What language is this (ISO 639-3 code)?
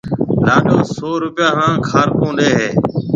mve